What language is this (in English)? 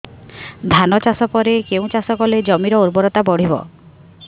Odia